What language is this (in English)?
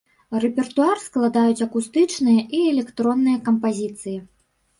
Belarusian